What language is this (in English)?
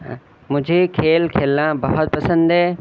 Urdu